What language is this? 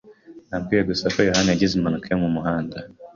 Kinyarwanda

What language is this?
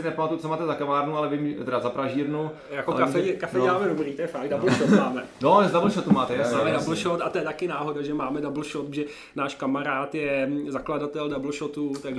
Czech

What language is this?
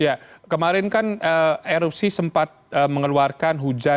Indonesian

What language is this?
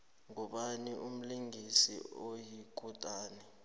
South Ndebele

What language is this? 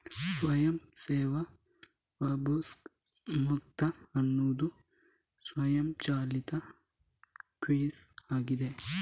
Kannada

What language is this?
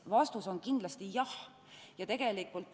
Estonian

